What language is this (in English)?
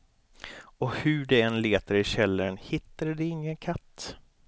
Swedish